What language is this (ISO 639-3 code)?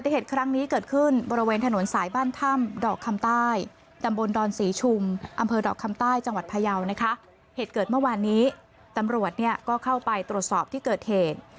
tha